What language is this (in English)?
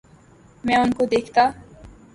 Urdu